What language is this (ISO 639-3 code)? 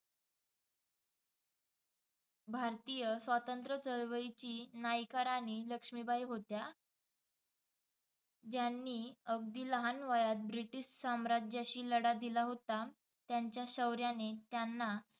mar